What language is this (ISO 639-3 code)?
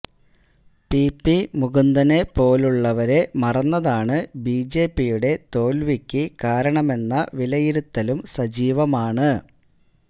mal